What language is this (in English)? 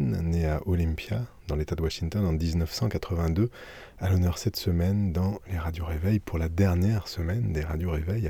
French